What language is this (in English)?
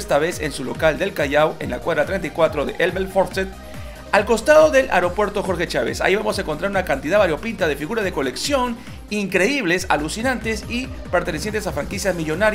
Spanish